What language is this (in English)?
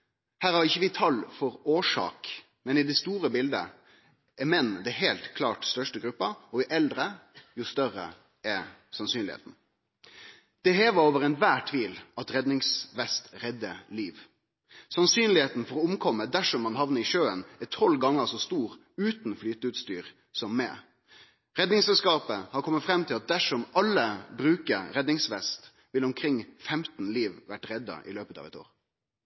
Norwegian Nynorsk